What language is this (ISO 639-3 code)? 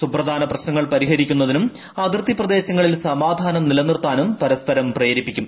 mal